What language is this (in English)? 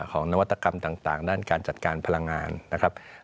Thai